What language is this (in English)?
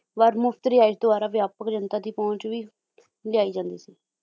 Punjabi